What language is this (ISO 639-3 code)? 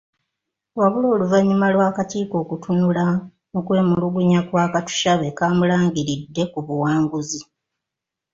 lug